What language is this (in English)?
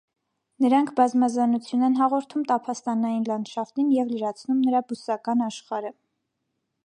Armenian